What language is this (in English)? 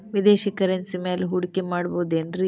Kannada